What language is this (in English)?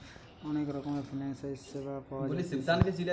Bangla